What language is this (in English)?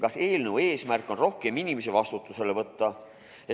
Estonian